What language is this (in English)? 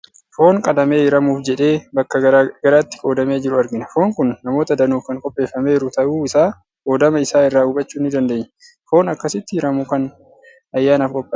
Oromo